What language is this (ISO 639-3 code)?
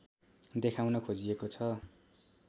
nep